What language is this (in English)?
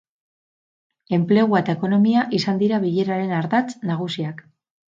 Basque